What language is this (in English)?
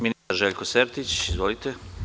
Serbian